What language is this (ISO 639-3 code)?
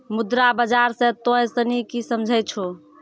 mai